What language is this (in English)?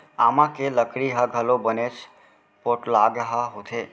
Chhattisgarhi